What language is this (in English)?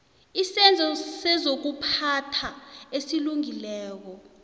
South Ndebele